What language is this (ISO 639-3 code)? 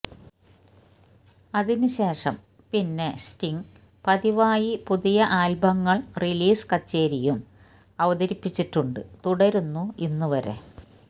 mal